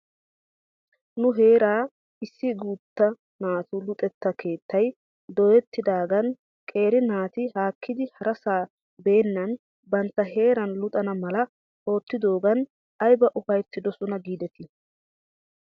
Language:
Wolaytta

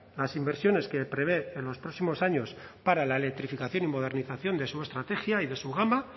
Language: Spanish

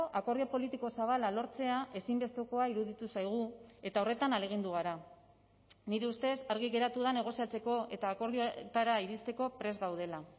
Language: Basque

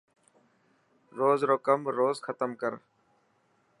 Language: Dhatki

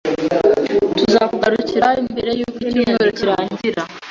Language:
Kinyarwanda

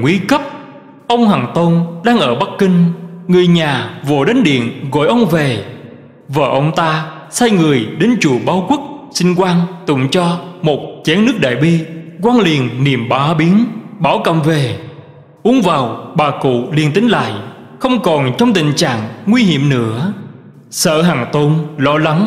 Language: Vietnamese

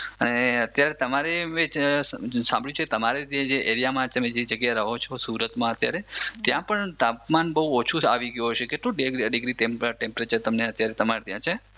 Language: Gujarati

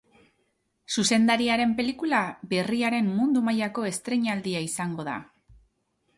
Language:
Basque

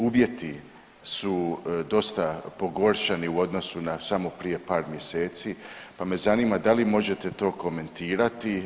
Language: Croatian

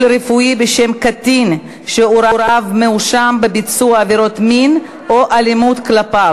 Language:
Hebrew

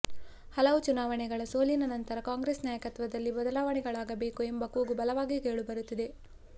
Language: Kannada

